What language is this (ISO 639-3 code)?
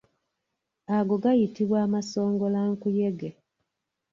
lug